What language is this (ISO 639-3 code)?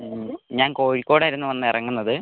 mal